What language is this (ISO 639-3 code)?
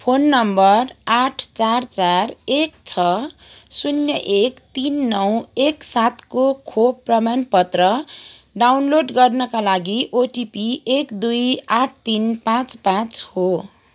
nep